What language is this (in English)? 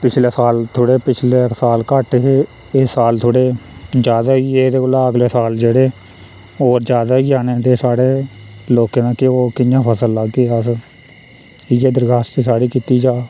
Dogri